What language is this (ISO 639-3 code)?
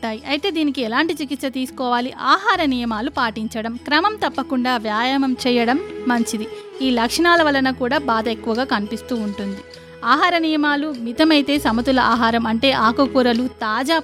tel